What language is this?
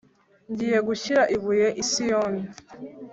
Kinyarwanda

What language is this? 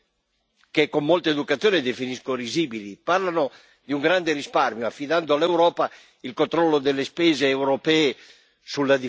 Italian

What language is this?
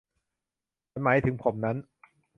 Thai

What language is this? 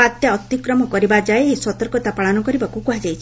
Odia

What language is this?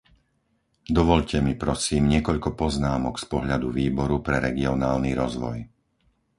Slovak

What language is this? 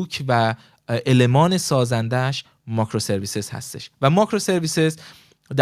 Persian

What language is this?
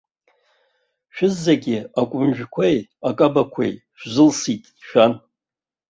Abkhazian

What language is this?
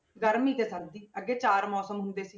Punjabi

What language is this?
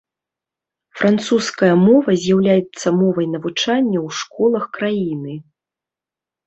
Belarusian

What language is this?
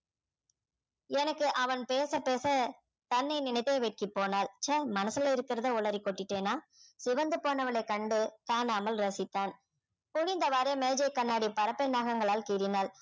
Tamil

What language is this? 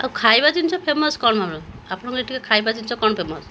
Odia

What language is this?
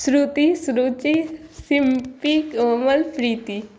Maithili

